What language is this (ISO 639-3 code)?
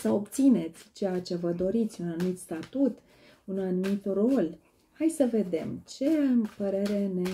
ron